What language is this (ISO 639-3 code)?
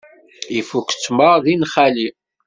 kab